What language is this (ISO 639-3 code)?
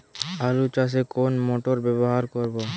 ben